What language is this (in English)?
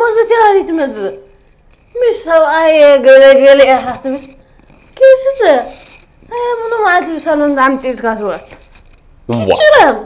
Arabic